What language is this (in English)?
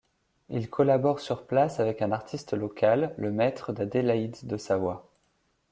French